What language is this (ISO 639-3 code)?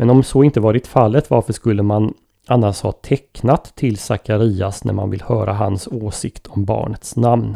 swe